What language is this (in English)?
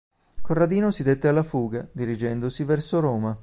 Italian